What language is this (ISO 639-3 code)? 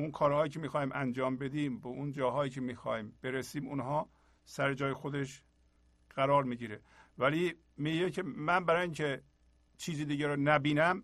fas